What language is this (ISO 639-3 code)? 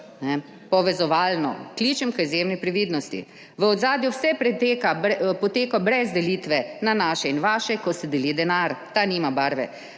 slv